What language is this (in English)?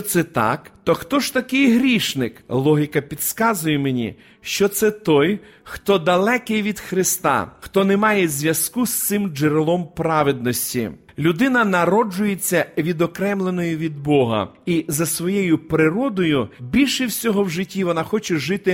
Ukrainian